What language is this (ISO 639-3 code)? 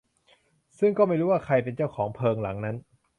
tha